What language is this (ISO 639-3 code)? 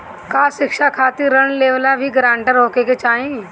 bho